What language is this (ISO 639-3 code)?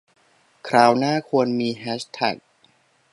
tha